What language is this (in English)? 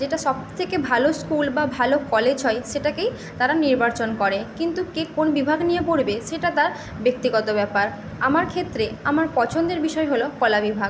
Bangla